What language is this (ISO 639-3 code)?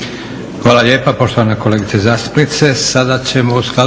hrv